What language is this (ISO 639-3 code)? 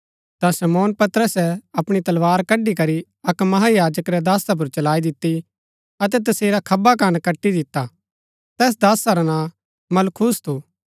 gbk